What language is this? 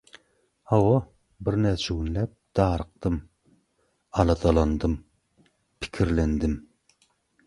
Turkmen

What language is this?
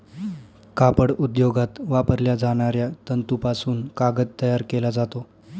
Marathi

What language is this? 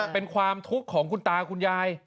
Thai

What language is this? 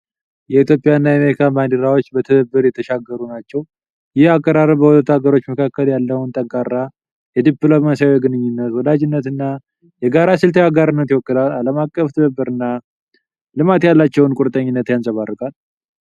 Amharic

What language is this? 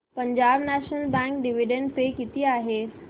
Marathi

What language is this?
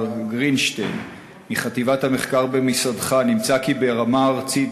Hebrew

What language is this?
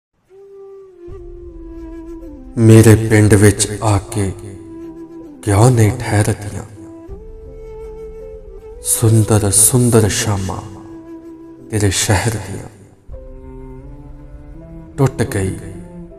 Punjabi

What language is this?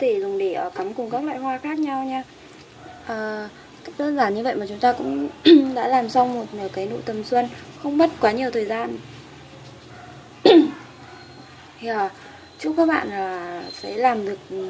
Vietnamese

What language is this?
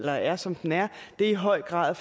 Danish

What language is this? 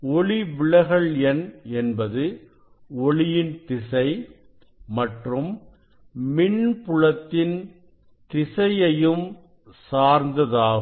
Tamil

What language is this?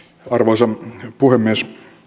Finnish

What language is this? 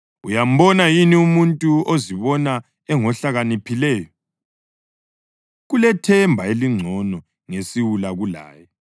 North Ndebele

